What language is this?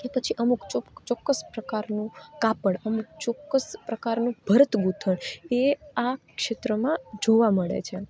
Gujarati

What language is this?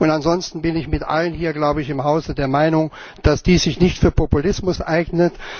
German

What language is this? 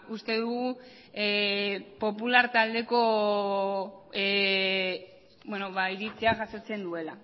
Basque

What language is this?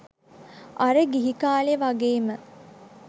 Sinhala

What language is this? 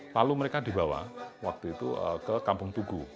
Indonesian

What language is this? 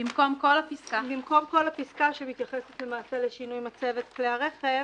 Hebrew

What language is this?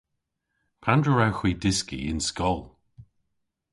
Cornish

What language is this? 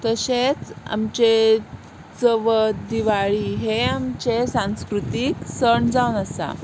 Konkani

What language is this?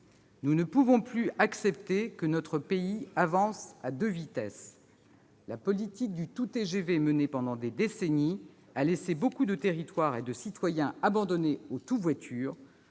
French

